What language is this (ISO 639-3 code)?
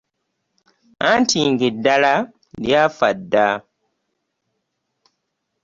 lug